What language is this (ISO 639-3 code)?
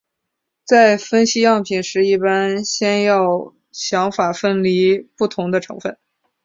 zho